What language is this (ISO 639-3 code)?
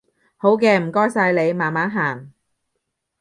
yue